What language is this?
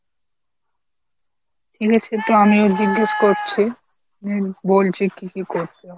Bangla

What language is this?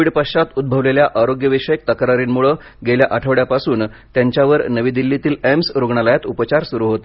Marathi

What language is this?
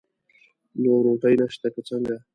Pashto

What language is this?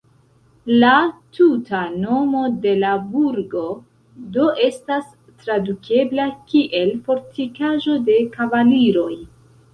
Esperanto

